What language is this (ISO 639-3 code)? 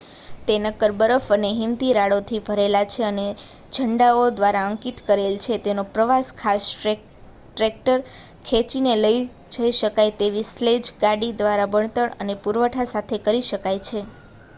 guj